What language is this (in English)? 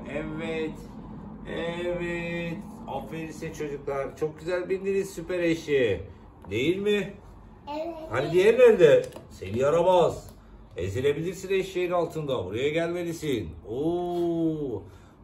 Turkish